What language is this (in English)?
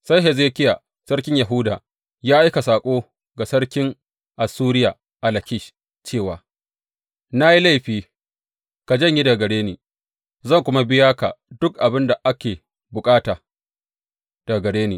Hausa